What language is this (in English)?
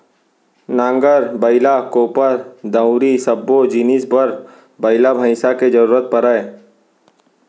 Chhattisgarhi